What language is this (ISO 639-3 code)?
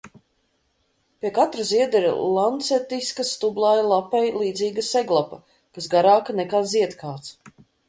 lav